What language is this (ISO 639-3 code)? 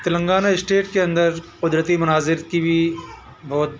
urd